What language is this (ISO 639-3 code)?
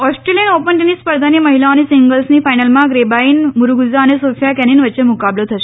guj